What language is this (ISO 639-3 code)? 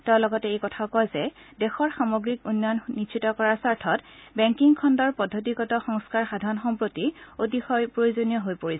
asm